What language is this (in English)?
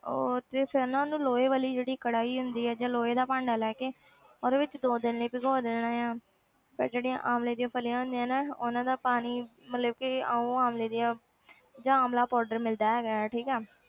Punjabi